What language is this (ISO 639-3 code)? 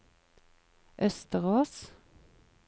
nor